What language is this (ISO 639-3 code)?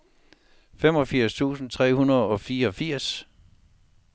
dan